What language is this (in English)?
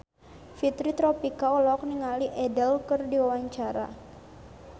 Sundanese